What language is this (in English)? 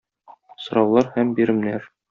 Tatar